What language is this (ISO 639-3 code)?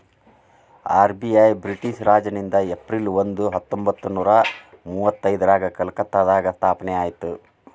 kan